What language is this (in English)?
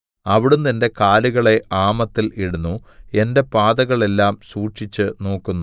Malayalam